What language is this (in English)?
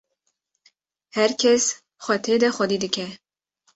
Kurdish